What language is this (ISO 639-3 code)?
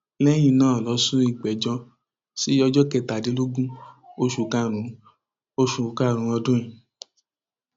yor